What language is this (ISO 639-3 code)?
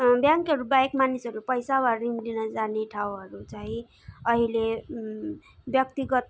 nep